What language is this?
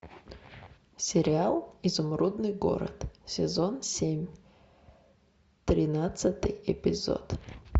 Russian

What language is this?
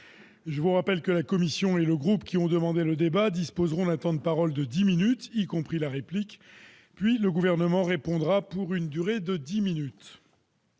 French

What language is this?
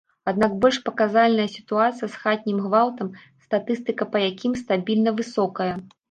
Belarusian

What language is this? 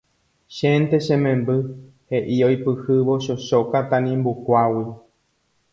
Guarani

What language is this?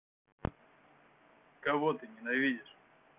Russian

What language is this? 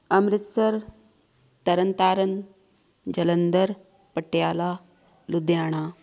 Punjabi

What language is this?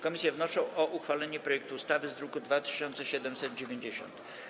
Polish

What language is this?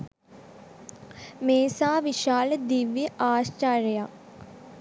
Sinhala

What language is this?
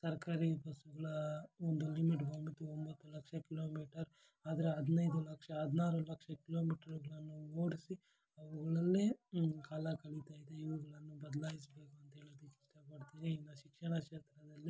Kannada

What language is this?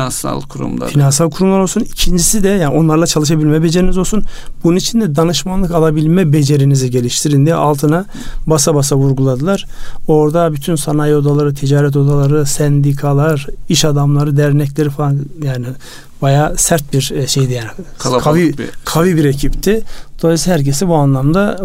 Turkish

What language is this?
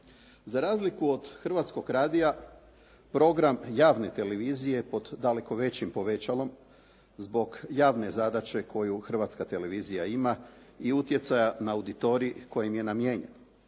Croatian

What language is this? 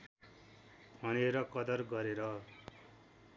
Nepali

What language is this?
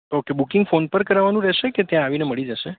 Gujarati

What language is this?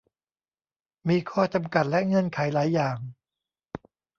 Thai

